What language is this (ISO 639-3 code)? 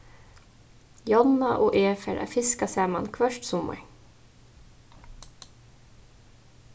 fao